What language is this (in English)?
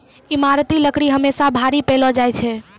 Maithili